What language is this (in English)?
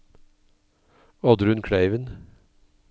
Norwegian